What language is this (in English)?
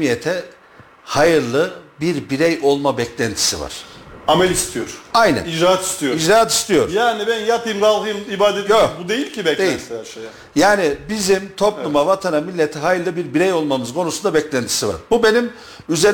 Turkish